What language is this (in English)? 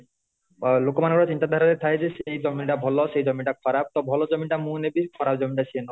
Odia